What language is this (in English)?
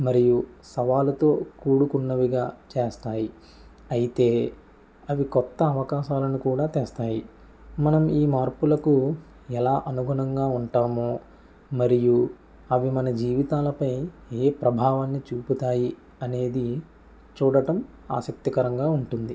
Telugu